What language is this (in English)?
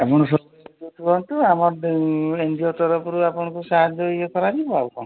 Odia